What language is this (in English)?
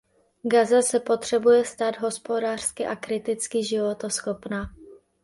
Czech